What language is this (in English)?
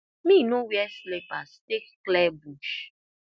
Nigerian Pidgin